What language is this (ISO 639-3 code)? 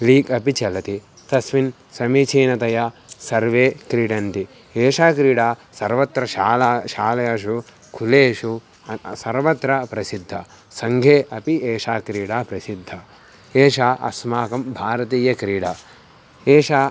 san